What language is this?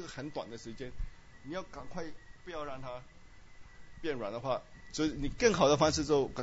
Chinese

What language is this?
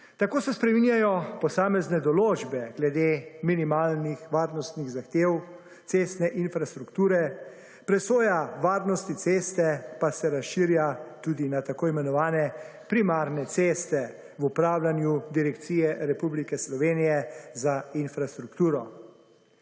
Slovenian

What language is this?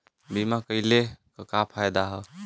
Bhojpuri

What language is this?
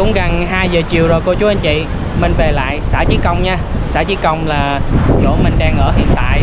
Vietnamese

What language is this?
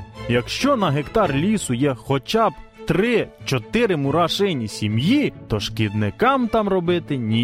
Ukrainian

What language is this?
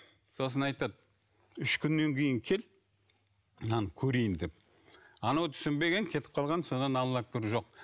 Kazakh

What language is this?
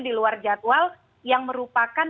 Indonesian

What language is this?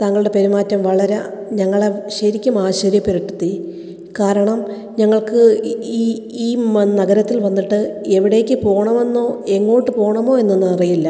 Malayalam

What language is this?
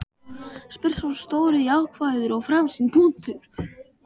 Icelandic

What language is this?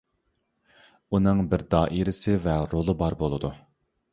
Uyghur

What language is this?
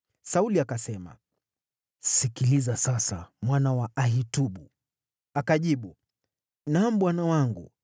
Swahili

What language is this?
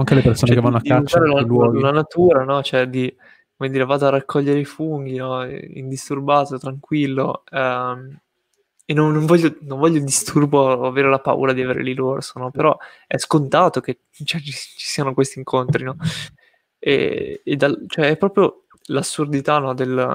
Italian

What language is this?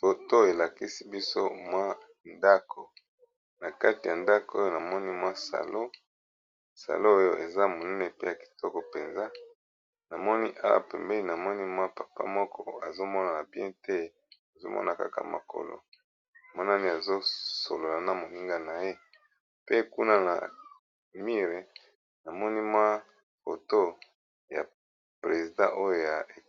Lingala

